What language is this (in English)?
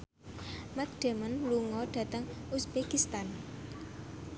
Javanese